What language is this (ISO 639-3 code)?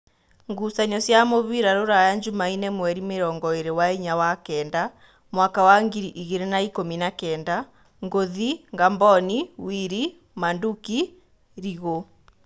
kik